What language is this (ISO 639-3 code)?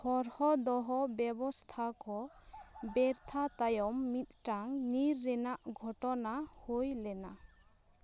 sat